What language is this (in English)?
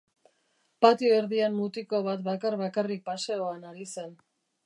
Basque